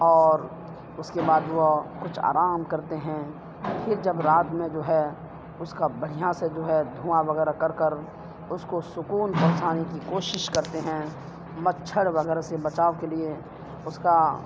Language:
Urdu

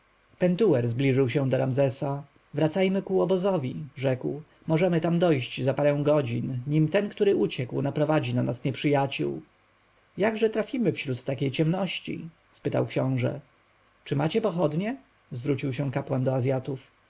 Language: Polish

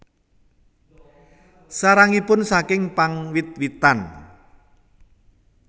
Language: Javanese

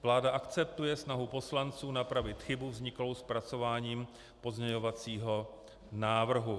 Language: Czech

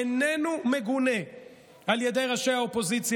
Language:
Hebrew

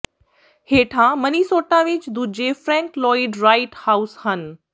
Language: Punjabi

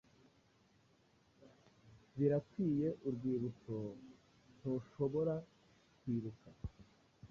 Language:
Kinyarwanda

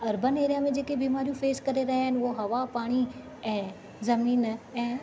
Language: Sindhi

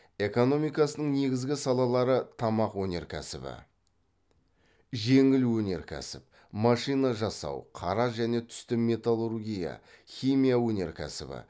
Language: Kazakh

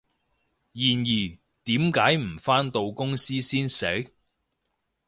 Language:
Cantonese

